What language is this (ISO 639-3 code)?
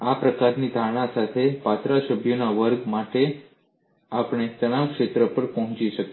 guj